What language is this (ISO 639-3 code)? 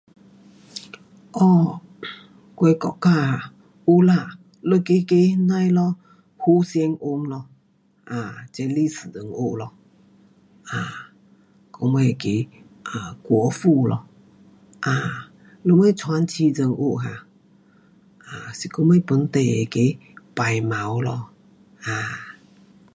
cpx